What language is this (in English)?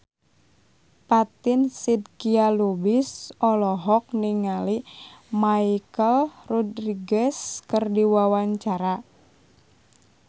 Sundanese